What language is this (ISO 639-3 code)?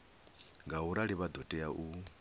ven